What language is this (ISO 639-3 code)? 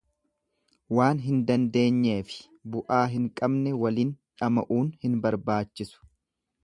orm